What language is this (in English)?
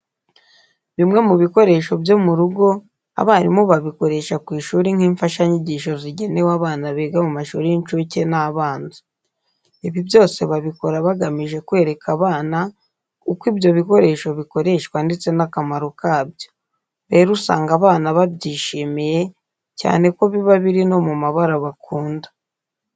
Kinyarwanda